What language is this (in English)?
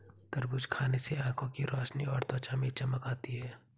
Hindi